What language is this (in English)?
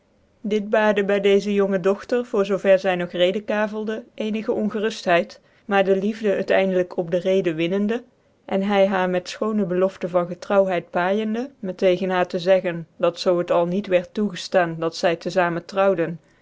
Dutch